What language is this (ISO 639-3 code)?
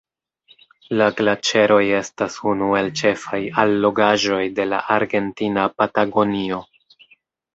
epo